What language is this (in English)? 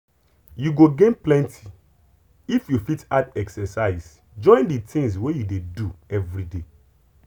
Nigerian Pidgin